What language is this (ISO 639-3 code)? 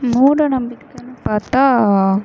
tam